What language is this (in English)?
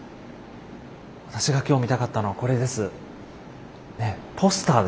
Japanese